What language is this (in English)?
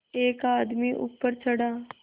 Hindi